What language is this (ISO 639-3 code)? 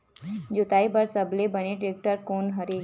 hne